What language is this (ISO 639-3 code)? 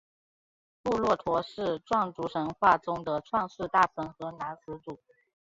zho